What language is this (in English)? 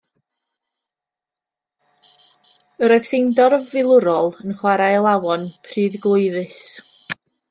Welsh